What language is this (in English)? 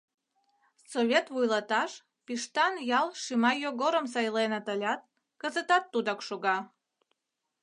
Mari